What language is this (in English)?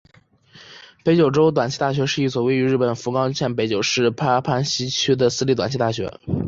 Chinese